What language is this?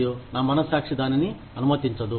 Telugu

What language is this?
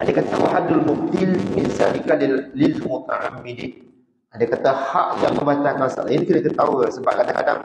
Malay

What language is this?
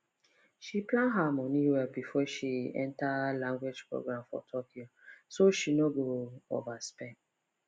Nigerian Pidgin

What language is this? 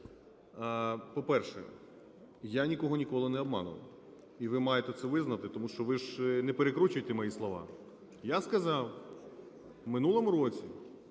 Ukrainian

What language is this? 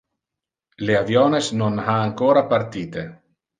Interlingua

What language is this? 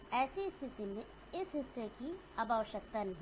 Hindi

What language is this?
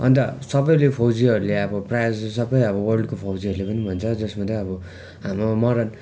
Nepali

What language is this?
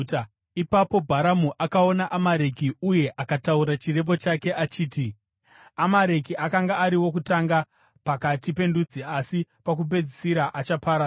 Shona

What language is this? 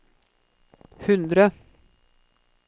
Norwegian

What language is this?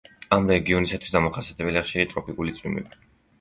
Georgian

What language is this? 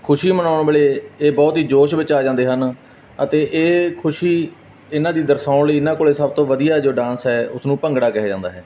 Punjabi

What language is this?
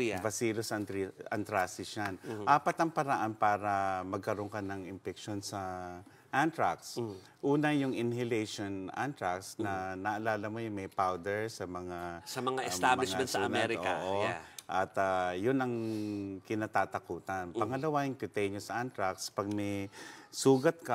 Filipino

